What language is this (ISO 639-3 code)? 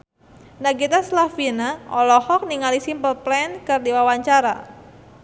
sun